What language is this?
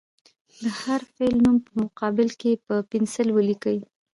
Pashto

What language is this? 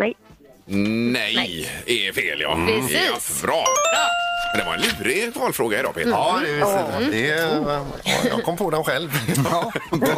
Swedish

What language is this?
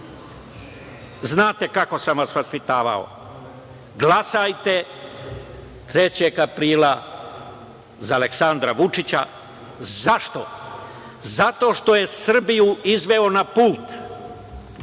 Serbian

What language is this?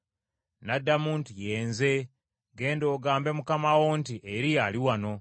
Ganda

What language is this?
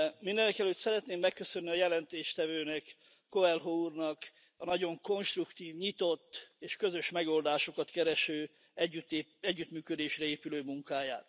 Hungarian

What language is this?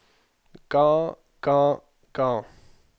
Norwegian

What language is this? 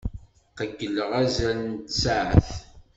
Kabyle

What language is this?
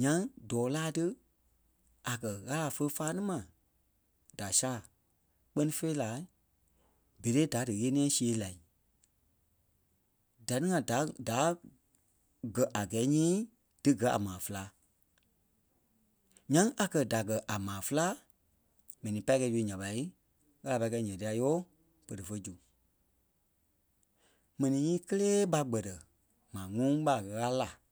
Kpelle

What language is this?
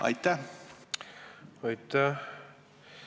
Estonian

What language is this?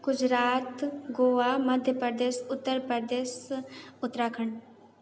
Maithili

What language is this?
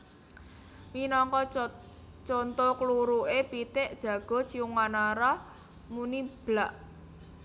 Javanese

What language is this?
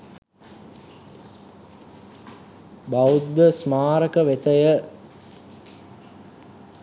Sinhala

